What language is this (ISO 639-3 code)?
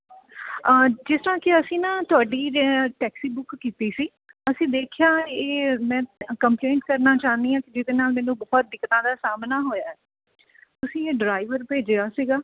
pan